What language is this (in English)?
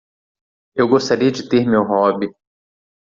Portuguese